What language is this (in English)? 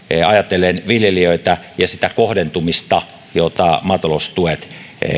Finnish